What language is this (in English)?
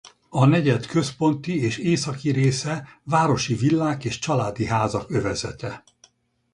Hungarian